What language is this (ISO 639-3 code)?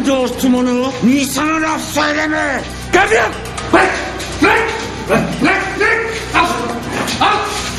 tur